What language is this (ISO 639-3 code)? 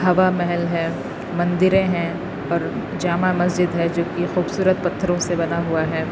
urd